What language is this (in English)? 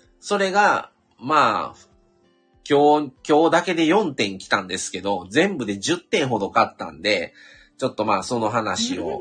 Japanese